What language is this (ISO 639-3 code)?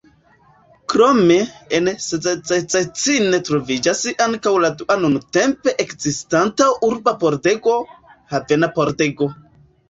epo